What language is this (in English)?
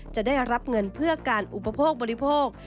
Thai